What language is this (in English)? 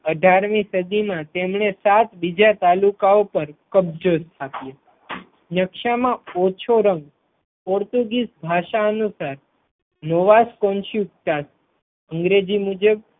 Gujarati